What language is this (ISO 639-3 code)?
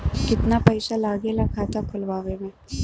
bho